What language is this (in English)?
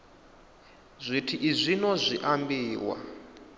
Venda